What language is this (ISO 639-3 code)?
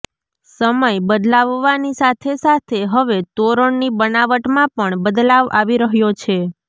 guj